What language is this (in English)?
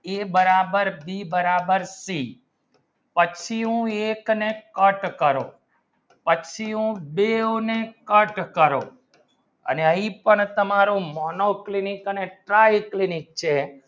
Gujarati